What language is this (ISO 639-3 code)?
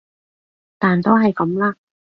yue